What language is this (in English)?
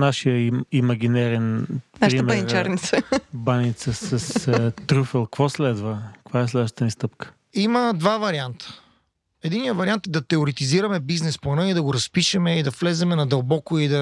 Bulgarian